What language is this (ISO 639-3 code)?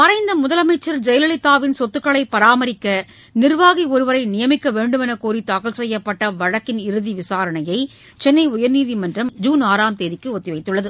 tam